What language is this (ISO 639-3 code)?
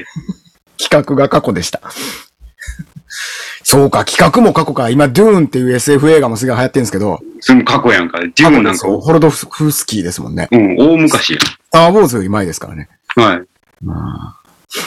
jpn